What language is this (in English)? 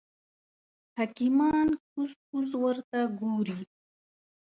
Pashto